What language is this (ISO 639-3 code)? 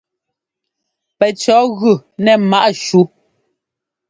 jgo